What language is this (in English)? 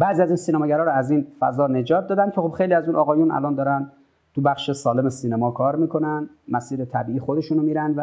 Persian